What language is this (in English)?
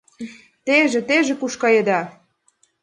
Mari